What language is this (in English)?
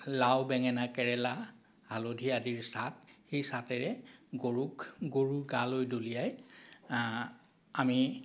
Assamese